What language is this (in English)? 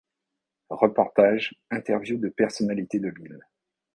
French